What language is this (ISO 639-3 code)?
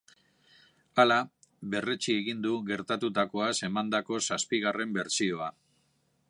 eus